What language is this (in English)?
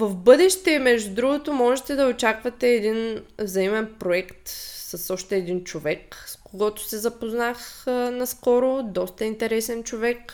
Bulgarian